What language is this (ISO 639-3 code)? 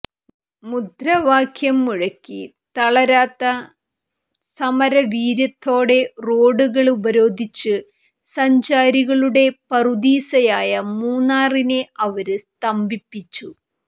mal